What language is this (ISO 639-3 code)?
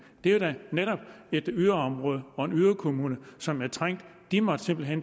dan